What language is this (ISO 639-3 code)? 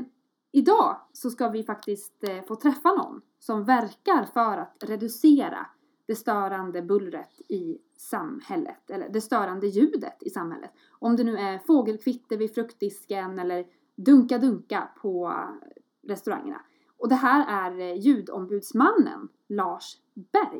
swe